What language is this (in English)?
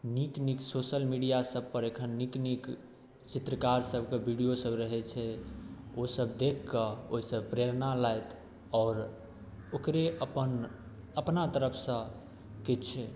Maithili